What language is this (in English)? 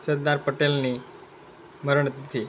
Gujarati